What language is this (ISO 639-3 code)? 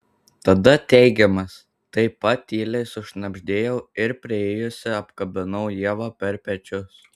lit